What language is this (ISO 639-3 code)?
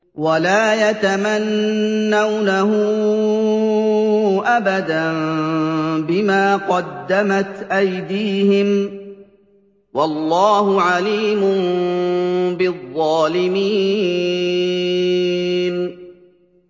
ara